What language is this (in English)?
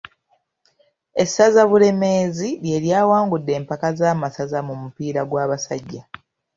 Ganda